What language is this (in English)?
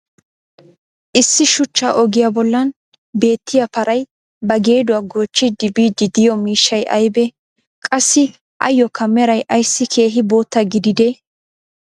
Wolaytta